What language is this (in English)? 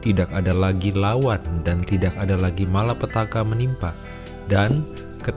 Indonesian